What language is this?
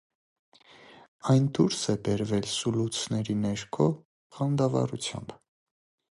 Armenian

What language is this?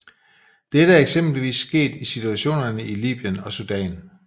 Danish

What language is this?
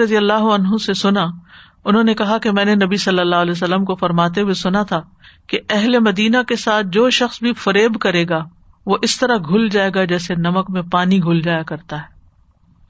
Urdu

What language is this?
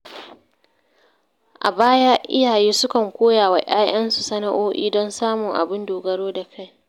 Hausa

